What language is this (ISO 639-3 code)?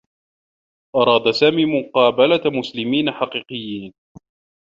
ara